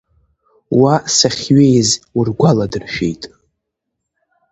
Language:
Abkhazian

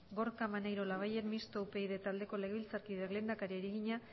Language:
Basque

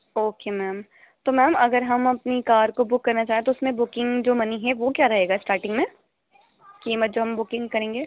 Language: Urdu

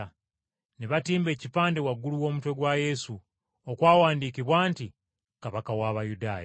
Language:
Ganda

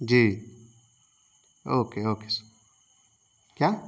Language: Urdu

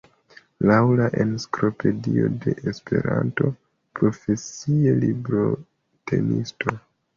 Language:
Esperanto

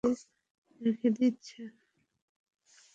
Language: Bangla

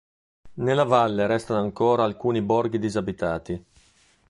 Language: Italian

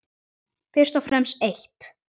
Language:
Icelandic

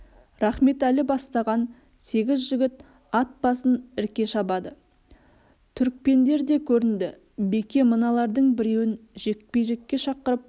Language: Kazakh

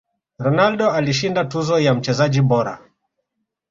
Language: Swahili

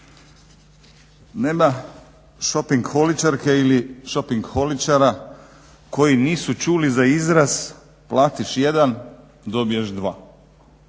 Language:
Croatian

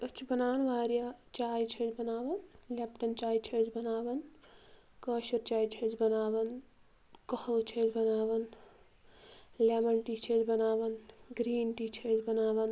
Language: Kashmiri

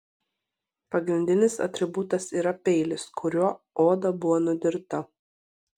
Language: Lithuanian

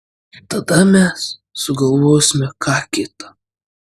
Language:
Lithuanian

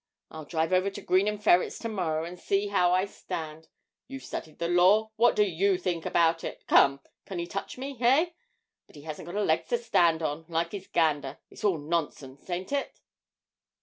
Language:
English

